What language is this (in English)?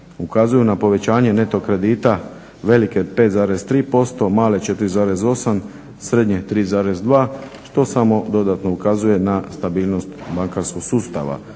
Croatian